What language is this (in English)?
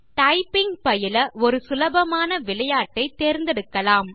Tamil